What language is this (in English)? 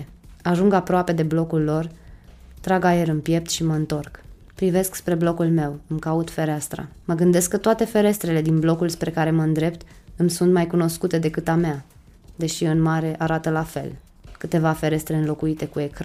Romanian